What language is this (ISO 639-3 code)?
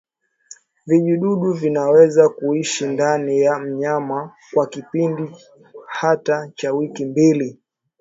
swa